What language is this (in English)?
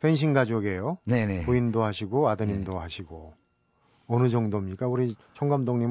Korean